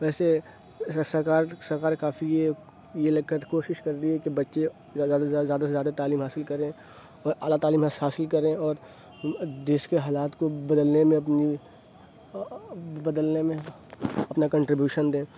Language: Urdu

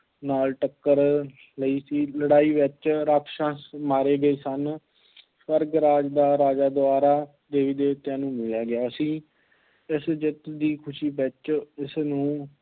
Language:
Punjabi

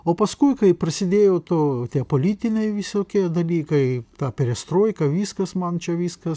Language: Lithuanian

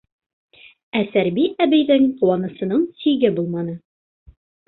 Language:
Bashkir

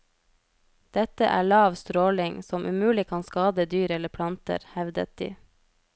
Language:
Norwegian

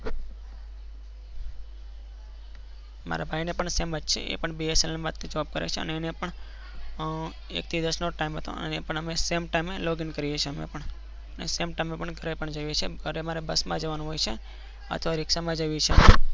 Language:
Gujarati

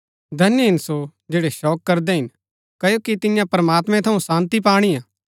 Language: Gaddi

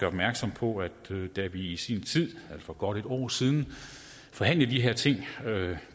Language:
Danish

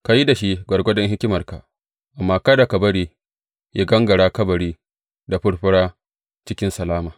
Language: Hausa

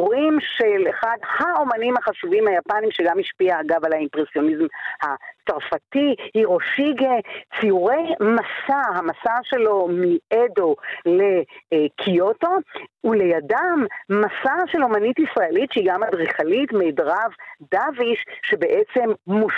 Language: Hebrew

